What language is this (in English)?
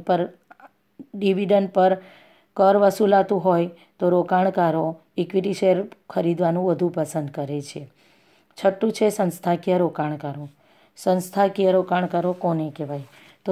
Gujarati